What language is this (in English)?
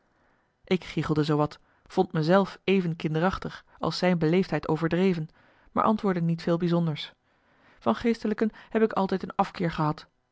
Dutch